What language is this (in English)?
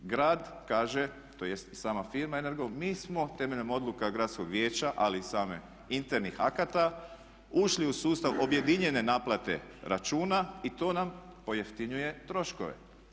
Croatian